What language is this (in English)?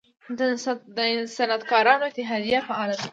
Pashto